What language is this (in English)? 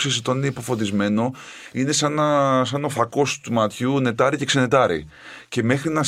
Greek